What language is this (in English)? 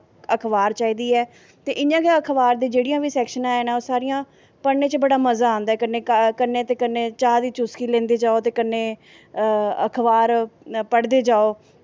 Dogri